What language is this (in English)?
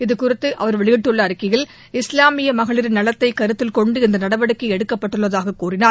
Tamil